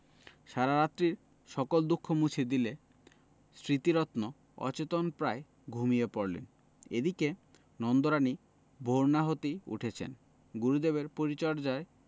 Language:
Bangla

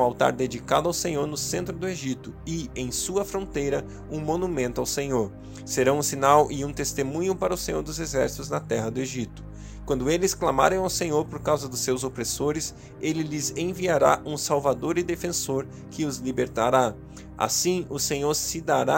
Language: Portuguese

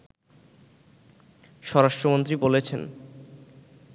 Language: Bangla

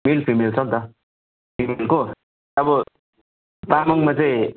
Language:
Nepali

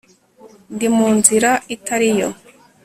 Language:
Kinyarwanda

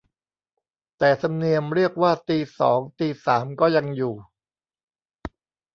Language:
Thai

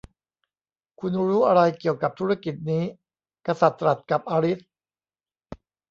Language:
Thai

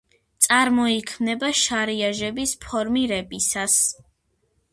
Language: Georgian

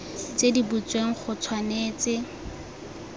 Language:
Tswana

